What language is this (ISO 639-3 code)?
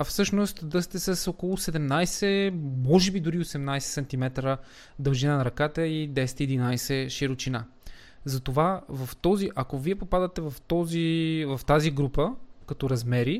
bul